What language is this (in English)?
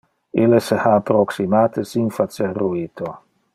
Interlingua